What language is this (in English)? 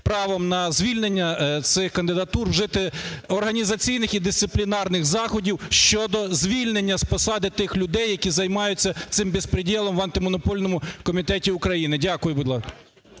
Ukrainian